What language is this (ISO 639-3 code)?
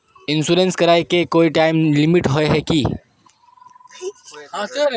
mag